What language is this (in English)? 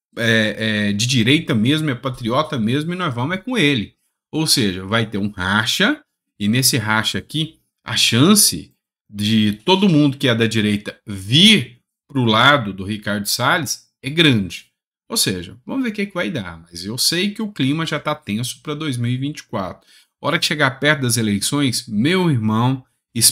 Portuguese